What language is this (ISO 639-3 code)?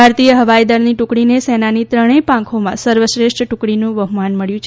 guj